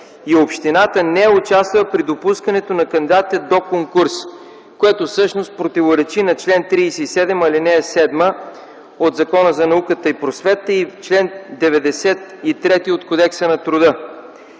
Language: Bulgarian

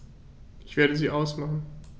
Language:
German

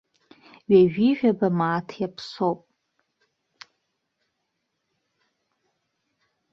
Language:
Abkhazian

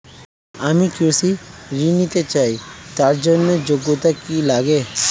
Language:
Bangla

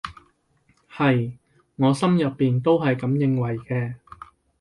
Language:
Cantonese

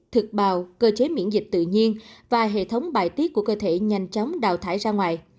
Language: Vietnamese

